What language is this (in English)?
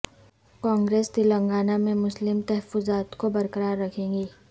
Urdu